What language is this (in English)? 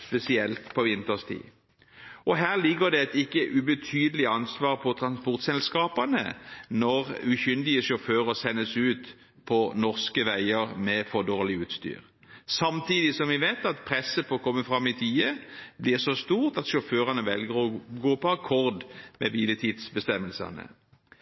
Norwegian Bokmål